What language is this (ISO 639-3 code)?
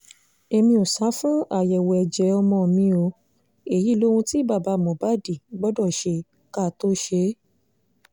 yor